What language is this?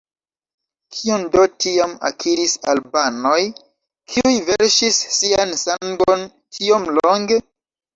Esperanto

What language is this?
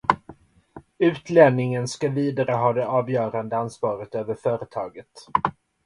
Swedish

